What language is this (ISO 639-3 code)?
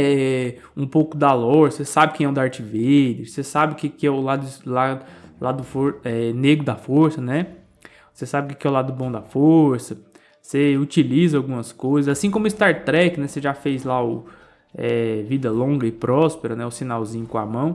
por